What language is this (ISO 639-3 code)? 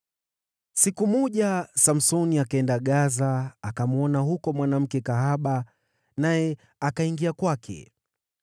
swa